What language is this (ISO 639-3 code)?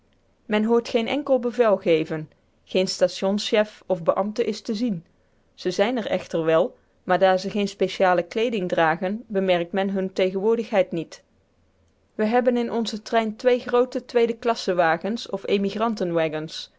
nld